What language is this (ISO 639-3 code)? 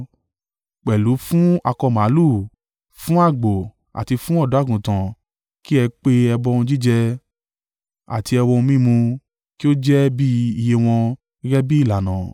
yor